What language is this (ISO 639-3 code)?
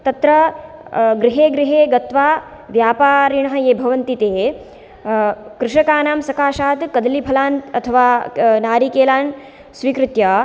san